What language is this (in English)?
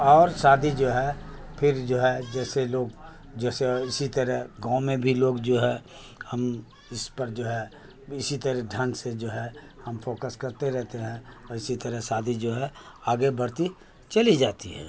Urdu